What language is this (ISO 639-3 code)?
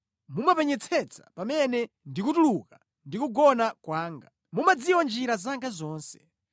nya